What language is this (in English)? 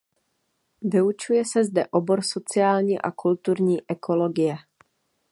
Czech